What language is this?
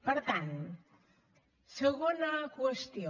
Catalan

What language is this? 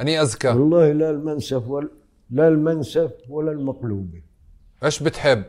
Arabic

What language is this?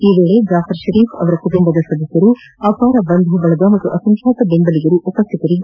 Kannada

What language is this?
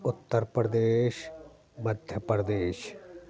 Sindhi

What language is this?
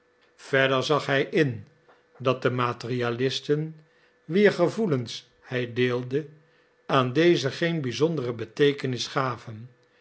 Dutch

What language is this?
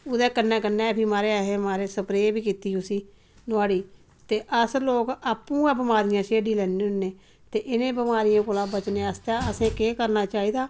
Dogri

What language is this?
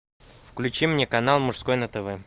Russian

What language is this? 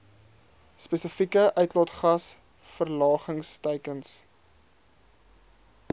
Afrikaans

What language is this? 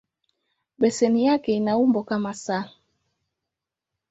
Swahili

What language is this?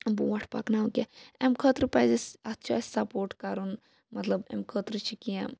Kashmiri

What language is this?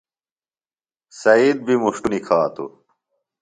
Phalura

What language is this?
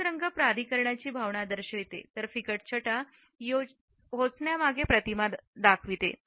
Marathi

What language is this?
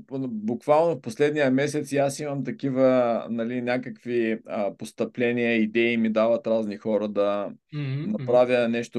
Bulgarian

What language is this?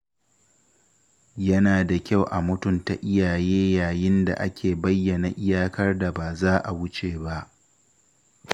Hausa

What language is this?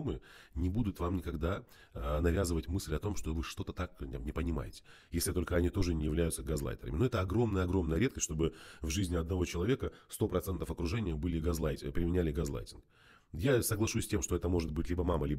Russian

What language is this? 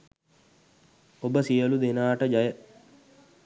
Sinhala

